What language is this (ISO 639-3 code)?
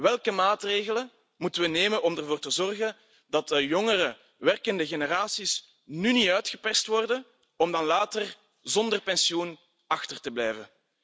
nld